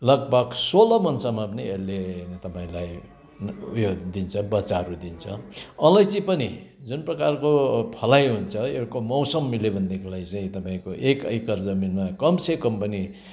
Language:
Nepali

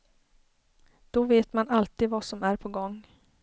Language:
Swedish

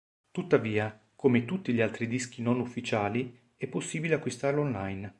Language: Italian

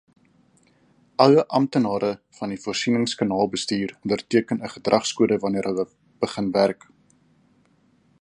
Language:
Afrikaans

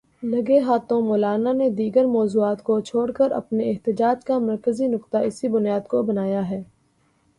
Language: Urdu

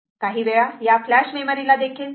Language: Marathi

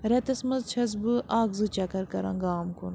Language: Kashmiri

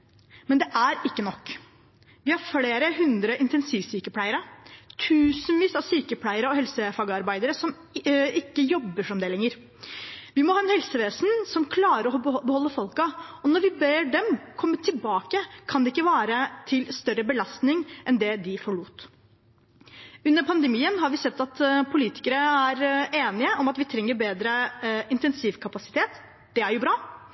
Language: Norwegian Bokmål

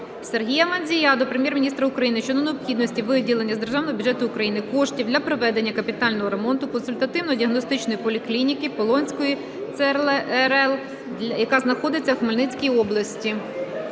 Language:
Ukrainian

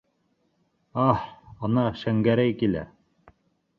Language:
Bashkir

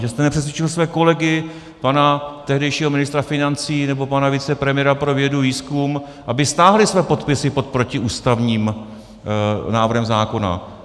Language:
Czech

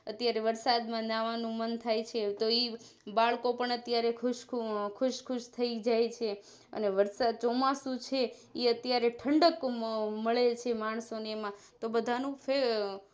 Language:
Gujarati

